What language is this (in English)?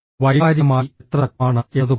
Malayalam